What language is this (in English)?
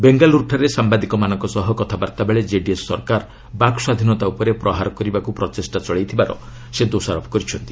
Odia